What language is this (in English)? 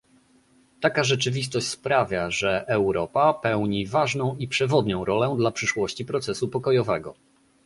Polish